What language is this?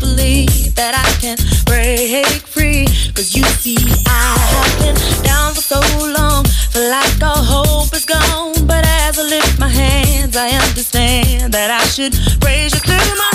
Croatian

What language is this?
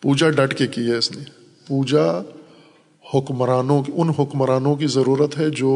Urdu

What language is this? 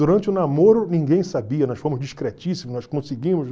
Portuguese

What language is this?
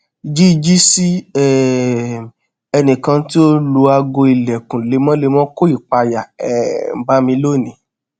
Yoruba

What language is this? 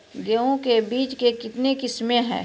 Maithili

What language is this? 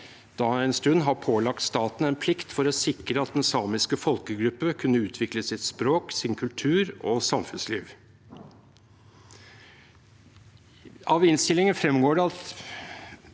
Norwegian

